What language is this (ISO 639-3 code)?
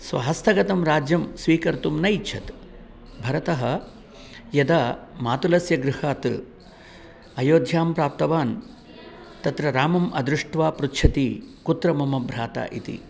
san